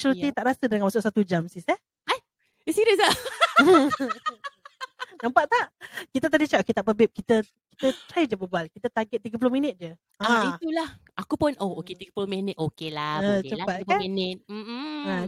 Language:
Malay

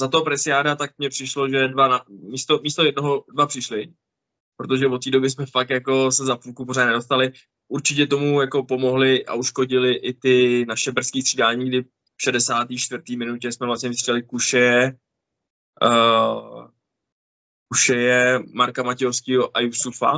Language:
Czech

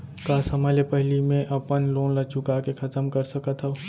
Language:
Chhattisgarhi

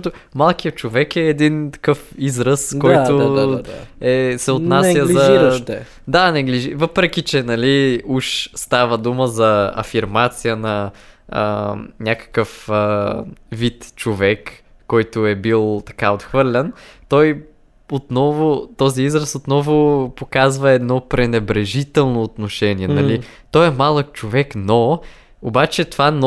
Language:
Bulgarian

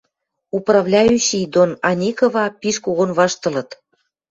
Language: Western Mari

